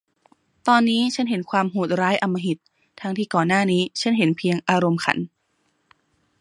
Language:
Thai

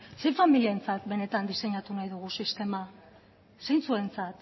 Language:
Basque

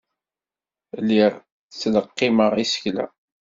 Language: Kabyle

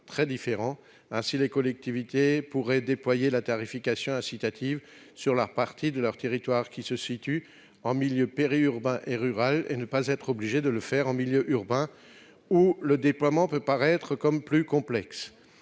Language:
French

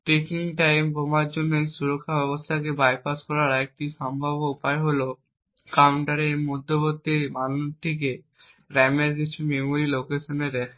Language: Bangla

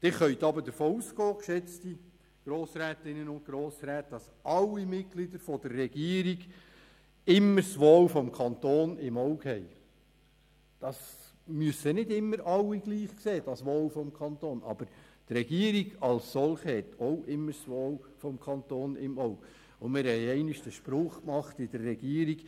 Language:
Swiss German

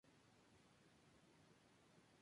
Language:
Spanish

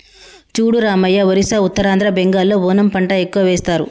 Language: Telugu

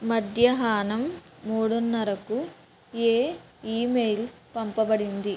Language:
Telugu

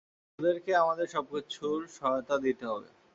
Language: Bangla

